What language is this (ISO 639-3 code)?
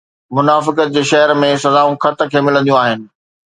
snd